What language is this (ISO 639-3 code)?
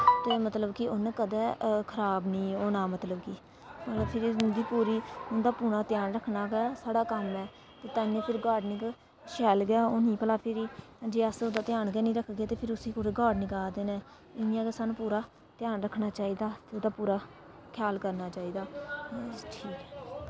doi